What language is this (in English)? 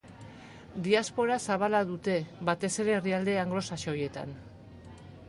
Basque